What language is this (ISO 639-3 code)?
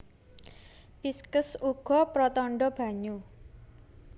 jav